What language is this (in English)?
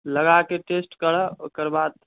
Maithili